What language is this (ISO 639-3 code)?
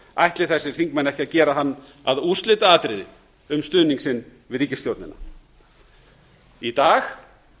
isl